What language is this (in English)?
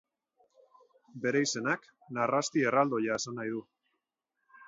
Basque